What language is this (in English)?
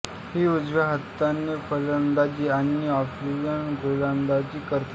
Marathi